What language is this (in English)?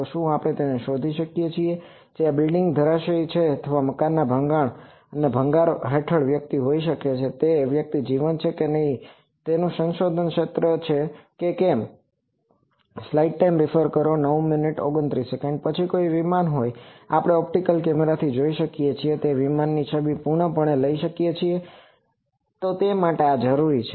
Gujarati